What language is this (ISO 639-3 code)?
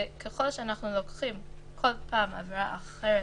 heb